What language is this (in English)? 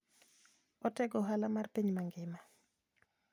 Luo (Kenya and Tanzania)